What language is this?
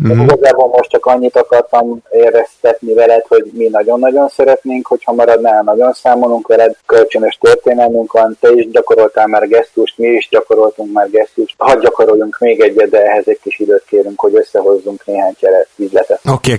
Hungarian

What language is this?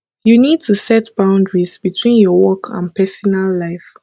Nigerian Pidgin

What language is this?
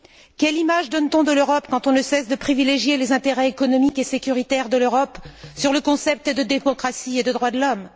French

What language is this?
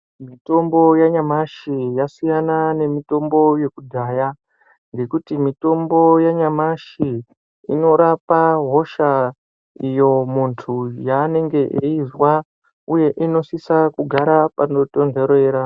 Ndau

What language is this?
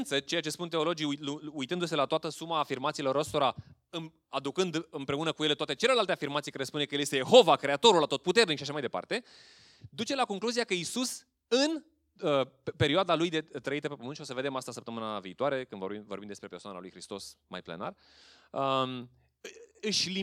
Romanian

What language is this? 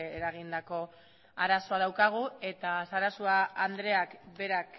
Basque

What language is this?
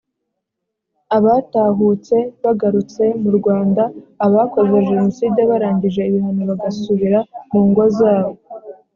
Kinyarwanda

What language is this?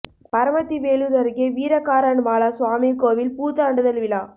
Tamil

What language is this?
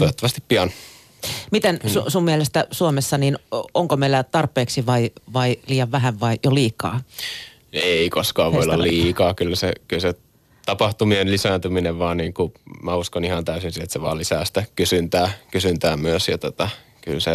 Finnish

